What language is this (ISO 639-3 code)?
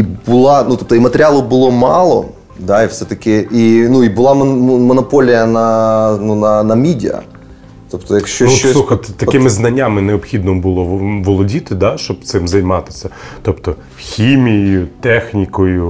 ukr